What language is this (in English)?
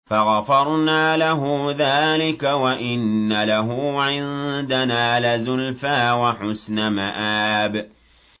Arabic